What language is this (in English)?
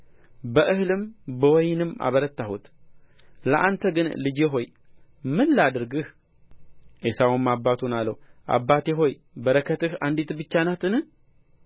Amharic